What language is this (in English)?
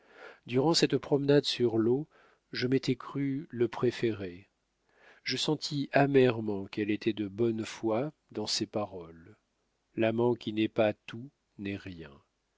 French